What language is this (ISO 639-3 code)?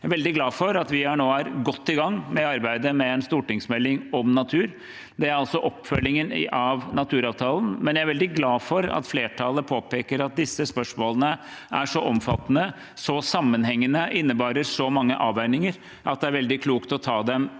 nor